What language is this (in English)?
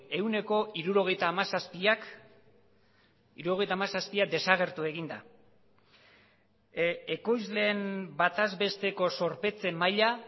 Basque